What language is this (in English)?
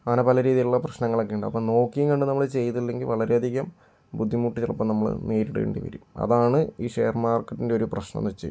Malayalam